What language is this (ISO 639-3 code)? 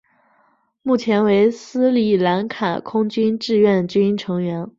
zho